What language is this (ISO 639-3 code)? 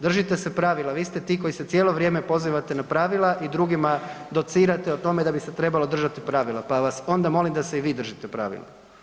hrv